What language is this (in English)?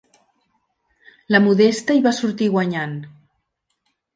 Catalan